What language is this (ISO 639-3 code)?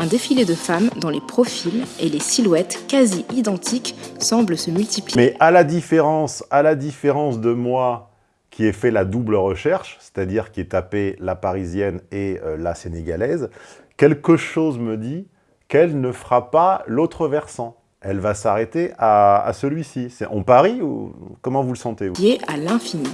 fra